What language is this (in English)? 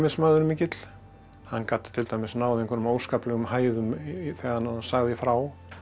Icelandic